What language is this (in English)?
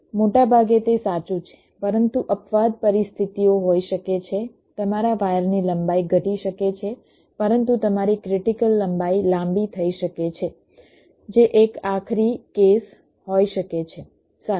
Gujarati